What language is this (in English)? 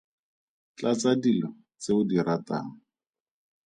Tswana